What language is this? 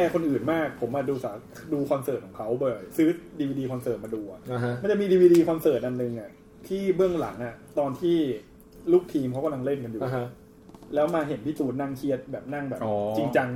Thai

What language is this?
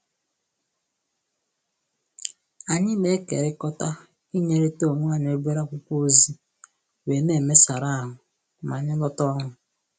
Igbo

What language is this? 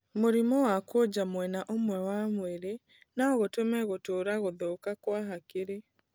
Kikuyu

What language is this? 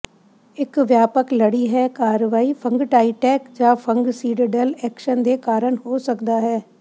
Punjabi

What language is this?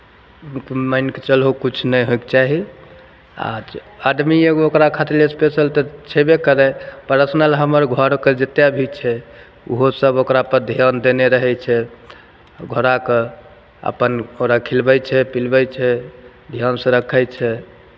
Maithili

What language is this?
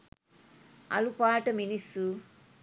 Sinhala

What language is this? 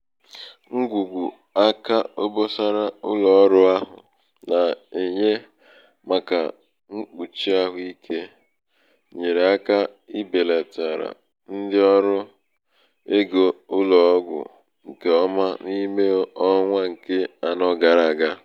Igbo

